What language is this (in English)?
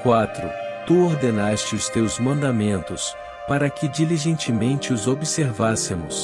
Portuguese